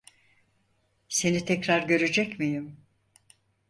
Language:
Turkish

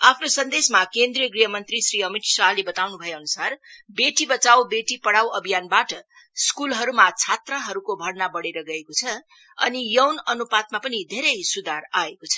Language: Nepali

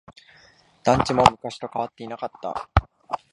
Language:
Japanese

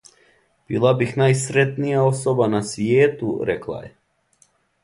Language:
Serbian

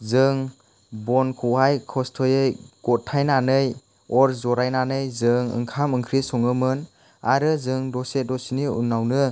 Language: Bodo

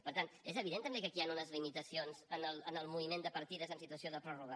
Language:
Catalan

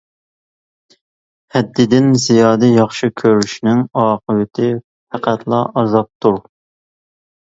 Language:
Uyghur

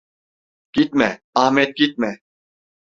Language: Turkish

